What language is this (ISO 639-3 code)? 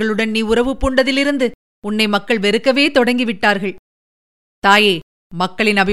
tam